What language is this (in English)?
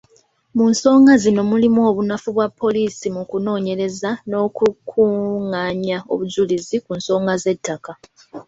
Ganda